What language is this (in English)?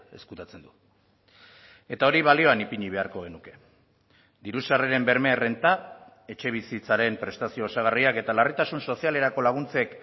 Basque